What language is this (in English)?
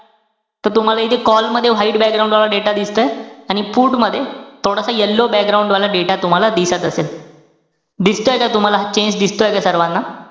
Marathi